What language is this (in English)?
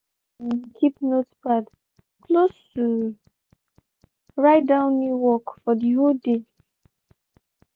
Nigerian Pidgin